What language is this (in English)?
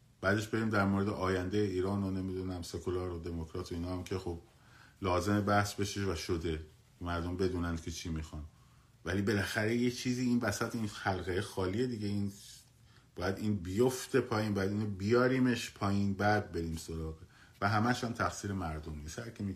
Persian